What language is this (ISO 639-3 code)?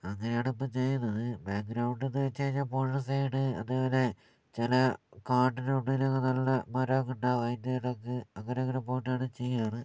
mal